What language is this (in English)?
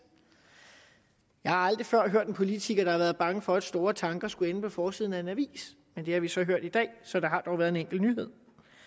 Danish